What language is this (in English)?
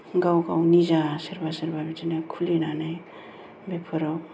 Bodo